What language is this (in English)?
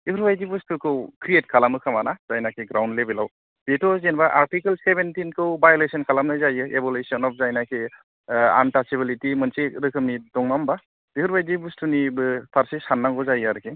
Bodo